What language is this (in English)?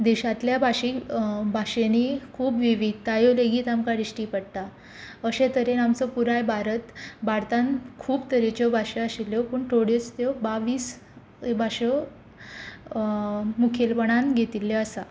Konkani